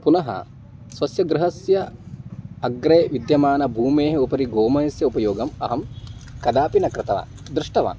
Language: Sanskrit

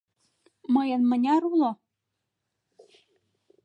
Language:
Mari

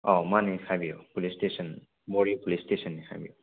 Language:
Manipuri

